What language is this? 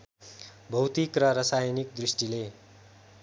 Nepali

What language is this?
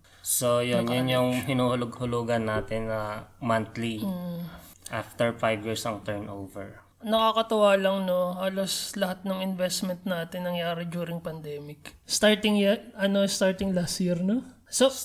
Filipino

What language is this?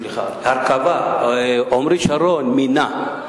Hebrew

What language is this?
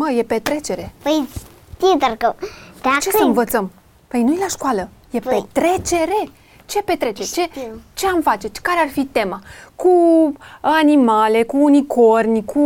Romanian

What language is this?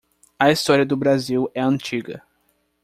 Portuguese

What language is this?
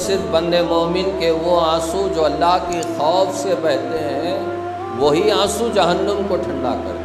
Hindi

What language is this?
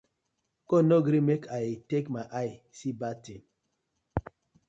Nigerian Pidgin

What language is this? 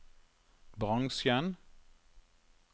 Norwegian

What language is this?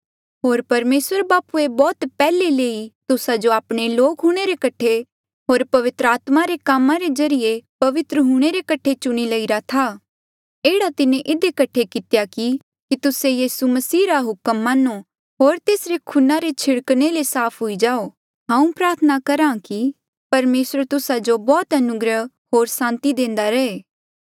Mandeali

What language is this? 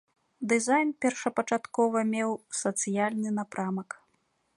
Belarusian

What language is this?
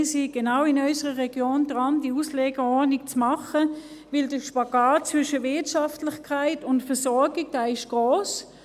Swiss German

